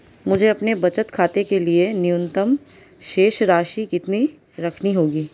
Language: Hindi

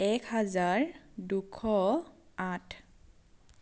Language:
Assamese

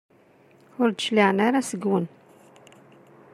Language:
Kabyle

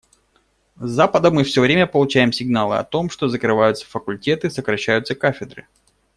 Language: Russian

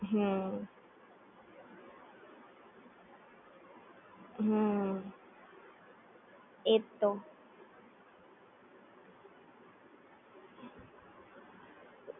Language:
Gujarati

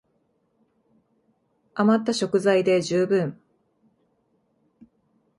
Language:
Japanese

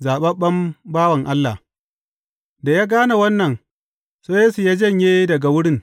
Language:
Hausa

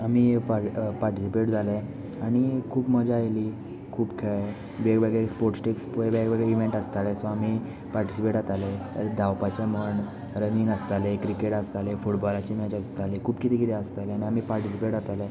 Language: Konkani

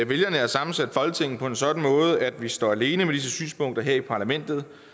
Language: Danish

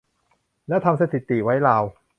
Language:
Thai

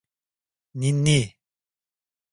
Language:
Turkish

